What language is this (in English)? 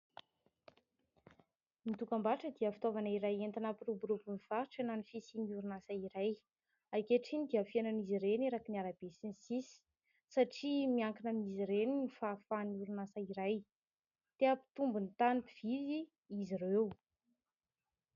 Malagasy